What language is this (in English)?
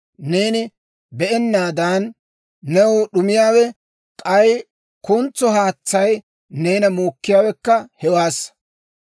Dawro